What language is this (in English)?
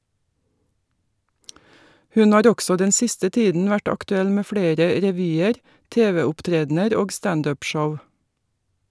Norwegian